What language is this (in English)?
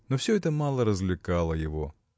Russian